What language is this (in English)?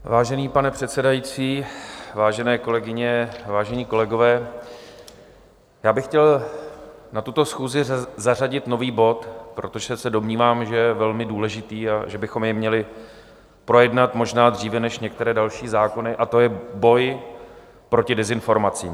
Czech